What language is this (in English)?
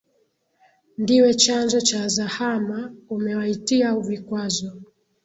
Swahili